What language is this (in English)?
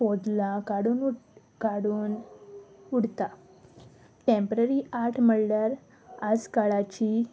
Konkani